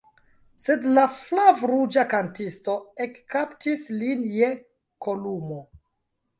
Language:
Esperanto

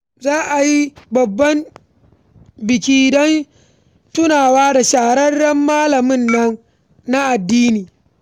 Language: Hausa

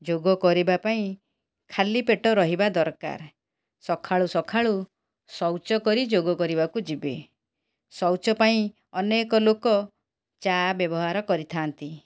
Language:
Odia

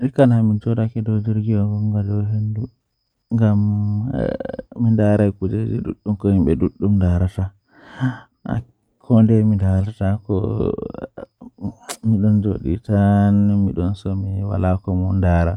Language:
Western Niger Fulfulde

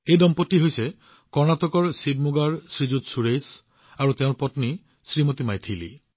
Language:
Assamese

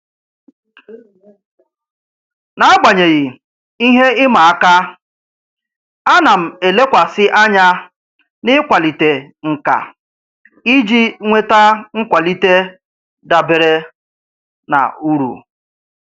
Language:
Igbo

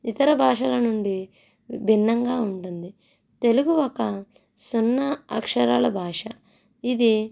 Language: Telugu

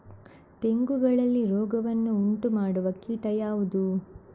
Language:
Kannada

